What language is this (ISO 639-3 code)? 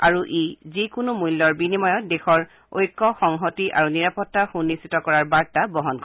asm